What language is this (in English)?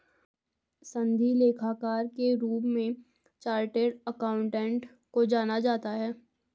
Hindi